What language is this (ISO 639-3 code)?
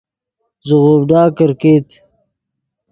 ydg